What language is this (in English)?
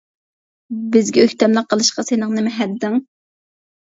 Uyghur